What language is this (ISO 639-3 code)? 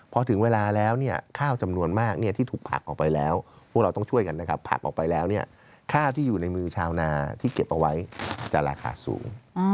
tha